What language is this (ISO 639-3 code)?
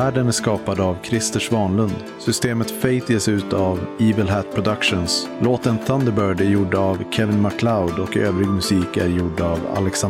swe